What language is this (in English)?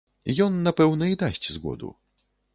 Belarusian